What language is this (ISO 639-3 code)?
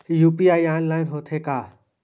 hne